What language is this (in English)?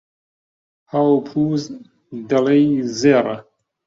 Central Kurdish